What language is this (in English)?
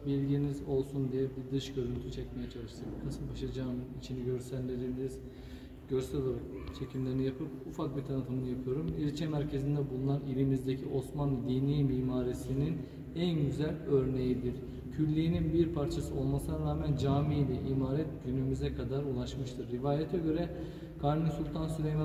Turkish